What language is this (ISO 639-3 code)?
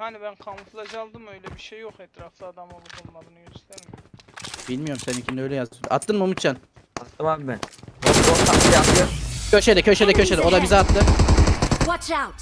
tur